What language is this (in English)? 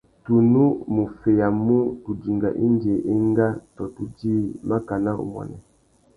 Tuki